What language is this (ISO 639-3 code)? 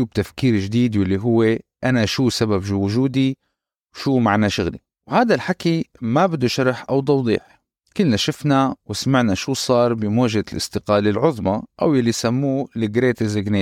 ara